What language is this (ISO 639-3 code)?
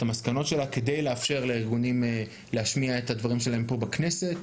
heb